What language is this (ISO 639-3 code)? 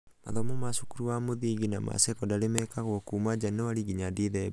kik